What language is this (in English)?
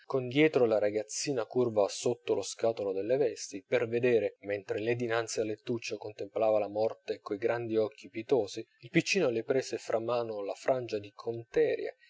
Italian